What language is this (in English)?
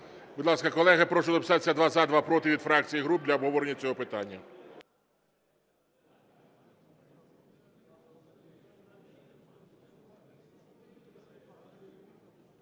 Ukrainian